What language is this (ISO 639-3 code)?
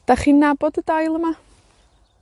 cym